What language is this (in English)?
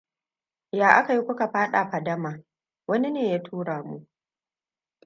Hausa